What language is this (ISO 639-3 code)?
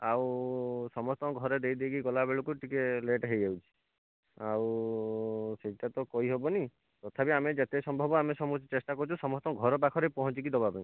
ori